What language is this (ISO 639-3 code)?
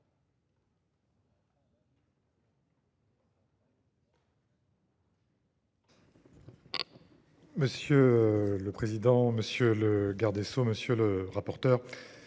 fra